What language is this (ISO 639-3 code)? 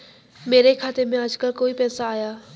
hin